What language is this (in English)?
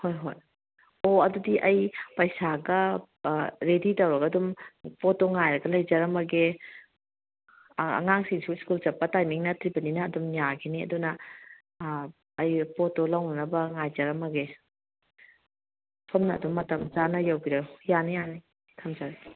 Manipuri